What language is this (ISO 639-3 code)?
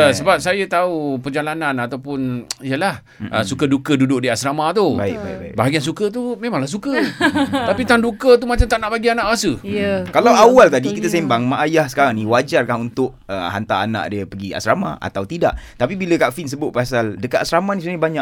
msa